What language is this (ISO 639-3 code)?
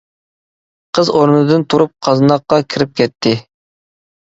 uig